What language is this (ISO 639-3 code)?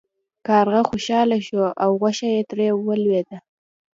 pus